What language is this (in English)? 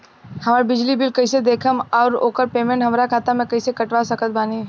Bhojpuri